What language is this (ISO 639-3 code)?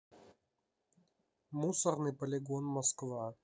rus